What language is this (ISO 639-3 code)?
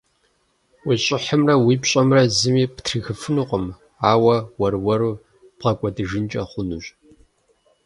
kbd